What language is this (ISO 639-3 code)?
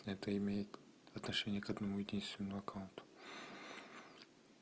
rus